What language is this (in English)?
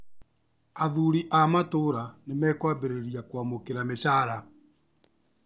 Kikuyu